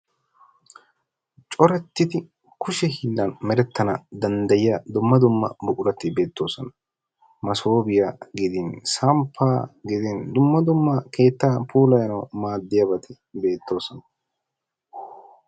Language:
Wolaytta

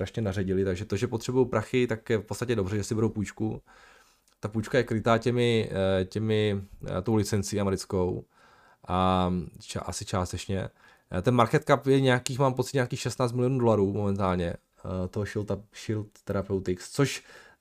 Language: Czech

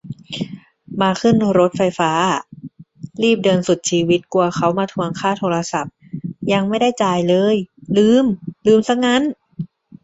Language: Thai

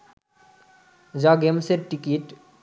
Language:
Bangla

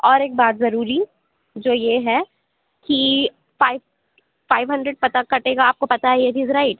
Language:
Urdu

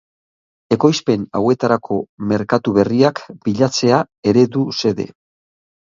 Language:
Basque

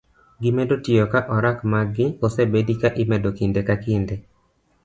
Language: Luo (Kenya and Tanzania)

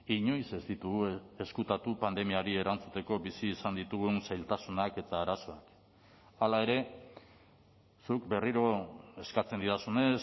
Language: Basque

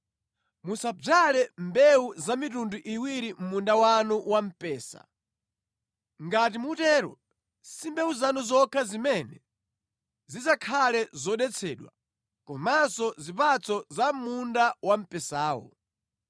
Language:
Nyanja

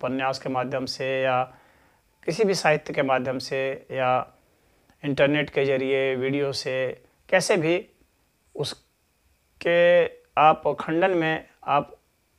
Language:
Hindi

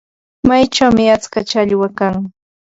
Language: Ambo-Pasco Quechua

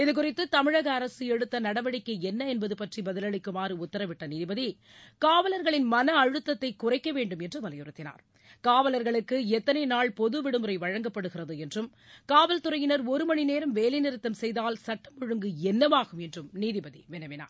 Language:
Tamil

